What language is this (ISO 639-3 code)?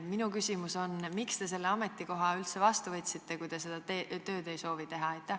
est